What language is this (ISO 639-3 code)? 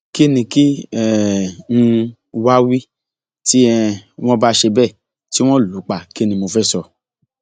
yor